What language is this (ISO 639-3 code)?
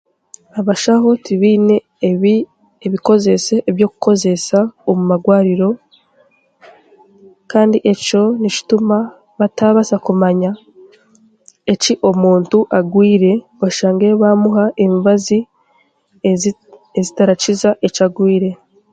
cgg